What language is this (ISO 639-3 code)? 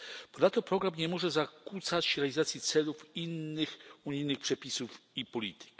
pol